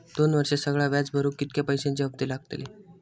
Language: Marathi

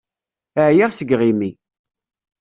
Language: Kabyle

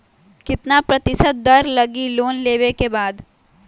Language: Magahi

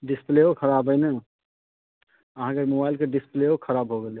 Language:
Maithili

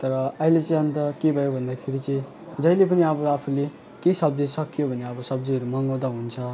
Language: Nepali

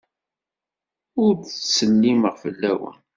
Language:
Kabyle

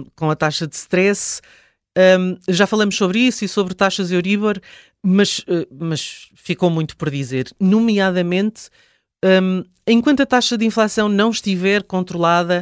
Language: Portuguese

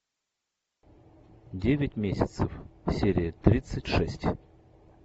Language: Russian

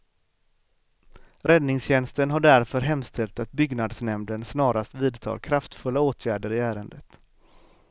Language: Swedish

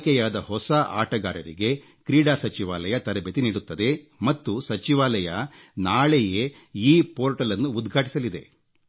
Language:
Kannada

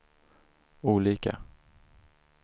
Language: Swedish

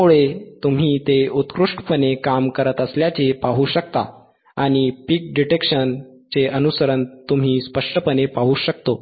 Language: Marathi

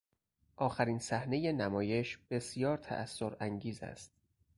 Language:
Persian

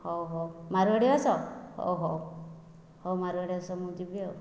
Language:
Odia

